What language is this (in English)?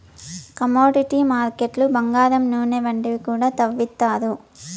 Telugu